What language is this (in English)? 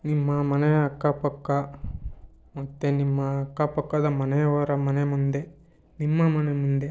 Kannada